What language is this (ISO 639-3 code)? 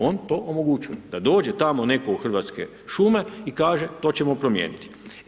hrv